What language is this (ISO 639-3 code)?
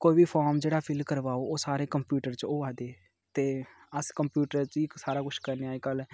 doi